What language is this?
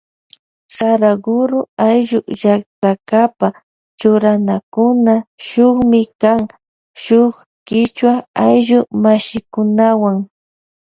Loja Highland Quichua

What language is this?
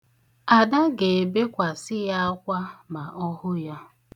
Igbo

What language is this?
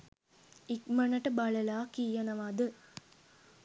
Sinhala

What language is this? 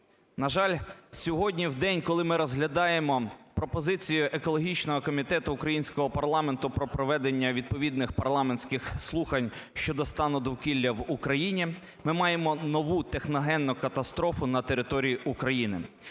Ukrainian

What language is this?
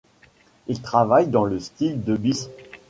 French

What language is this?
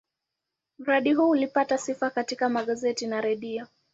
Swahili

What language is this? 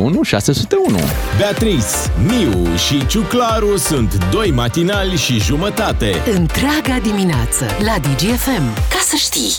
Romanian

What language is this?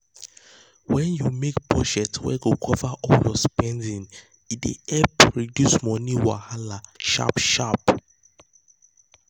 Nigerian Pidgin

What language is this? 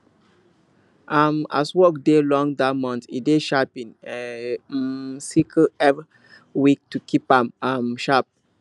Nigerian Pidgin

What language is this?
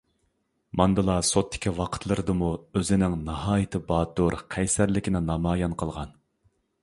Uyghur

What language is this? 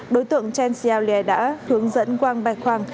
Vietnamese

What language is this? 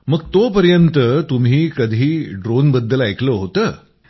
Marathi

